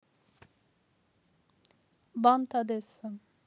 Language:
Russian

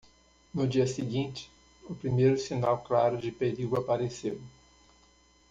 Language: Portuguese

